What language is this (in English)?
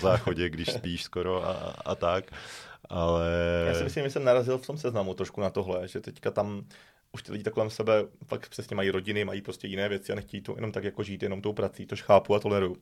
Czech